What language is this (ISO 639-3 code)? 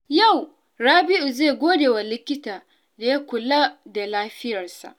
hau